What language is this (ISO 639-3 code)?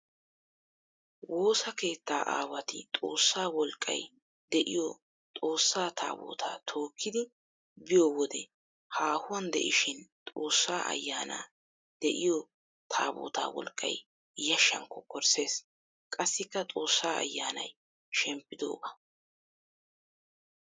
wal